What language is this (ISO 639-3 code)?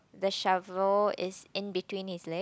eng